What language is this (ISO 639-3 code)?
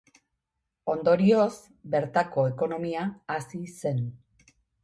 eus